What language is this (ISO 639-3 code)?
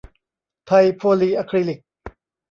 tha